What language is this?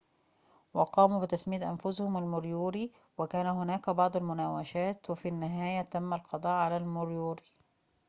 Arabic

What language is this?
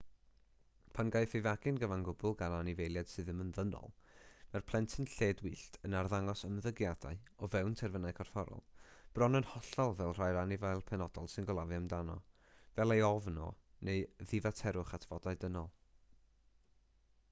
Welsh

